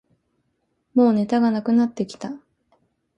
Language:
Japanese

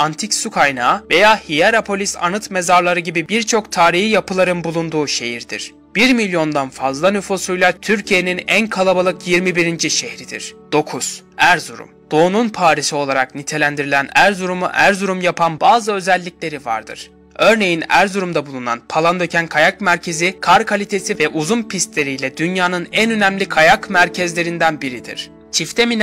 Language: Turkish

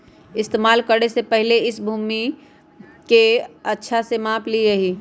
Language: Magahi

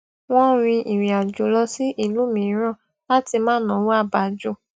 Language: Yoruba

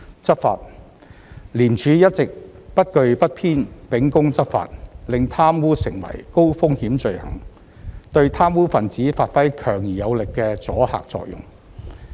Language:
Cantonese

